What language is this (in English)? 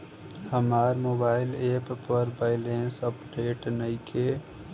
Bhojpuri